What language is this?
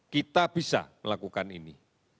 Indonesian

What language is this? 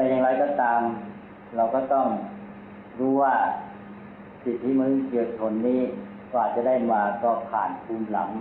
Thai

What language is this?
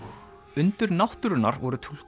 Icelandic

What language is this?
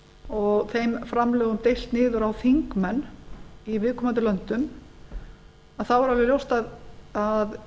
Icelandic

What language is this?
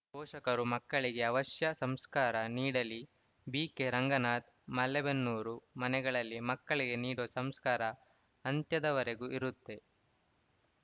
Kannada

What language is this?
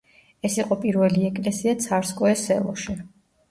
Georgian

